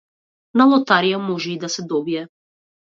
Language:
Macedonian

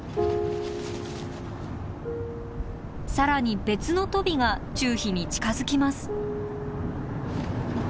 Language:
Japanese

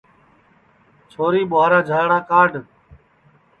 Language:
Sansi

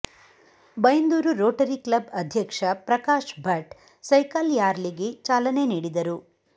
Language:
Kannada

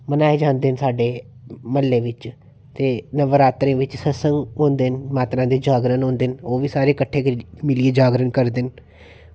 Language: Dogri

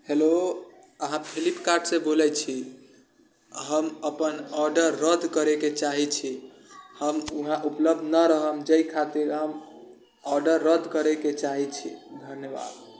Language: Maithili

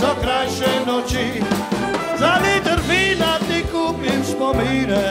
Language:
Romanian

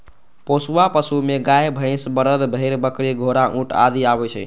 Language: Maithili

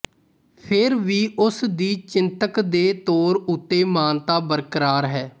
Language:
Punjabi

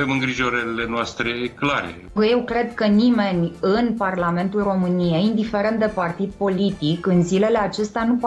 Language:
Romanian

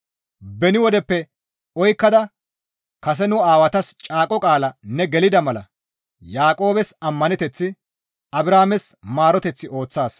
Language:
Gamo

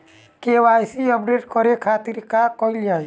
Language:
Bhojpuri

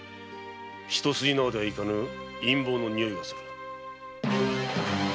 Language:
Japanese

